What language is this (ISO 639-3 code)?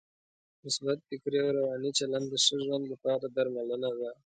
pus